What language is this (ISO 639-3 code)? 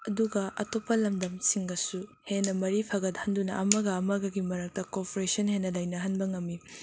mni